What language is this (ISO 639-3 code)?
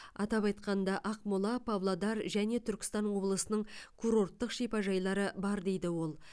kaz